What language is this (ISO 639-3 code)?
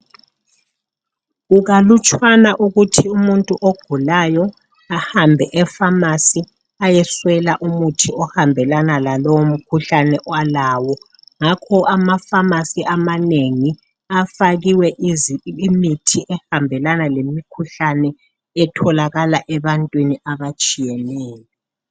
nde